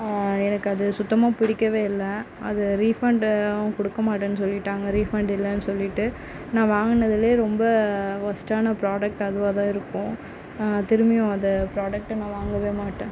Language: Tamil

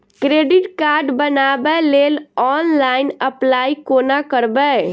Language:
Maithili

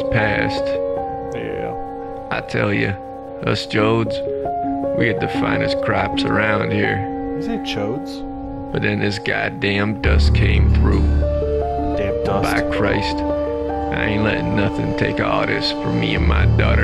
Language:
English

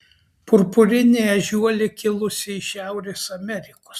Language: Lithuanian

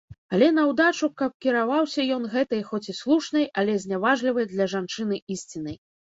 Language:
Belarusian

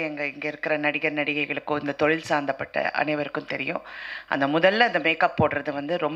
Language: Tamil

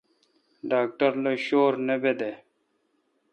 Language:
Kalkoti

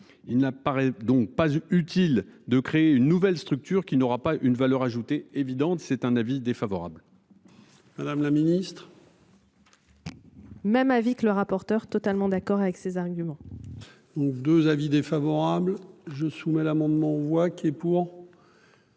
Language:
French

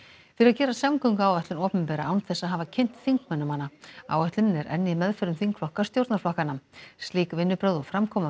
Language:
Icelandic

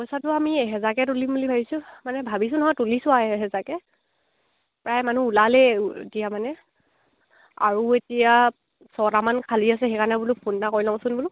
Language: Assamese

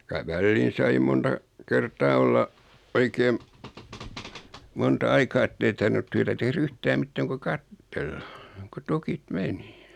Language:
Finnish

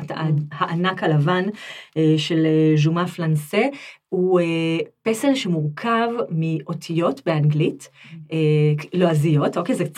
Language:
Hebrew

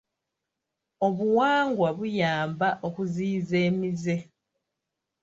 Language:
Ganda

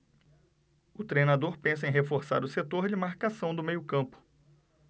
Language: Portuguese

